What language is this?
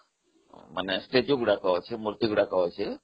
Odia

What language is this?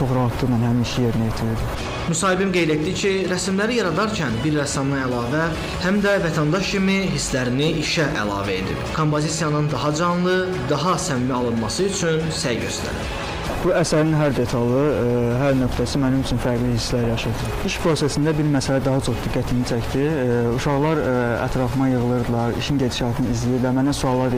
Turkish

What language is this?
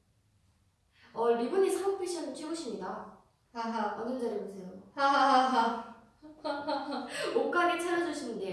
Korean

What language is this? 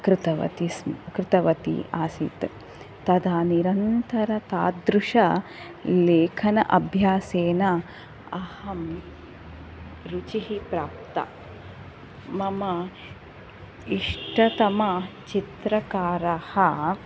Sanskrit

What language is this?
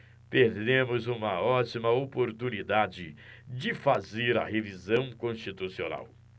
Portuguese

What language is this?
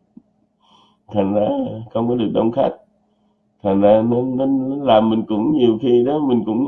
Vietnamese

